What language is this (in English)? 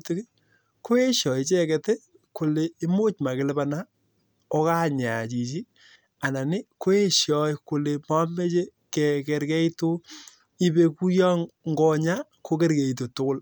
Kalenjin